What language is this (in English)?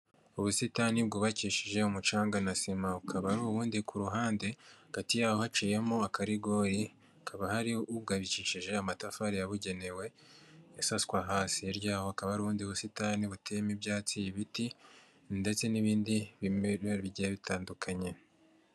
Kinyarwanda